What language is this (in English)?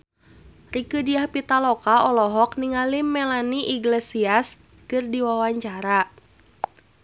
Sundanese